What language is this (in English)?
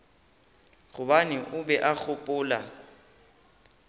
Northern Sotho